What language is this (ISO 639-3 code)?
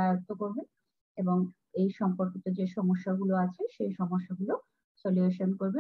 ron